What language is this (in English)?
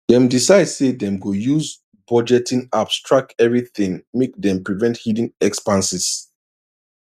Nigerian Pidgin